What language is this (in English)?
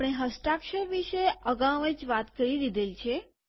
Gujarati